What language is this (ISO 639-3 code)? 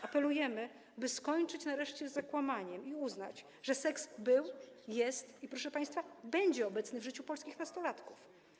pol